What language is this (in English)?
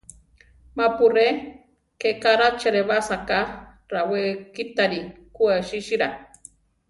Central Tarahumara